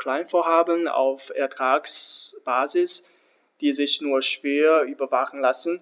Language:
German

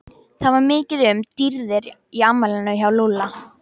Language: Icelandic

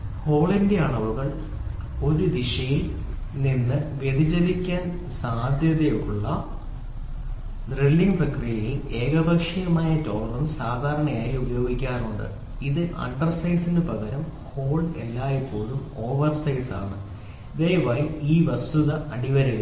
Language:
Malayalam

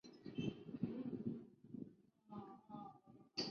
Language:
Chinese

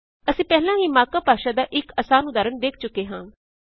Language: Punjabi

